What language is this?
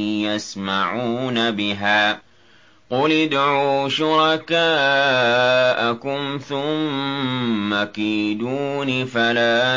Arabic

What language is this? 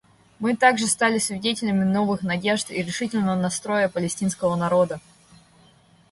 Russian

